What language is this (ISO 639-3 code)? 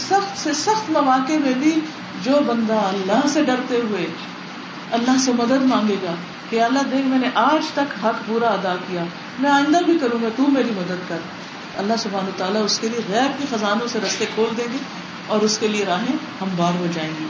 urd